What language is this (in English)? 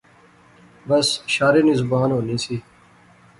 Pahari-Potwari